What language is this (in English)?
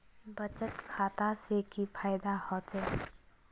Magahi